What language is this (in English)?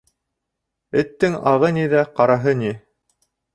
Bashkir